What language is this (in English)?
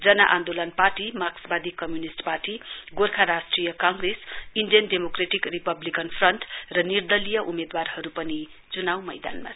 Nepali